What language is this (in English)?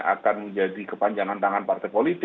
Indonesian